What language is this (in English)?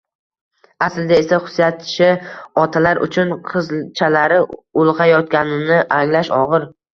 Uzbek